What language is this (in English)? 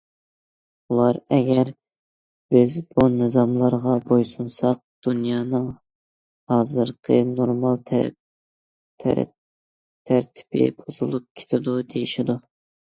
Uyghur